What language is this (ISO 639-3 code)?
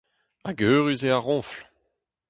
bre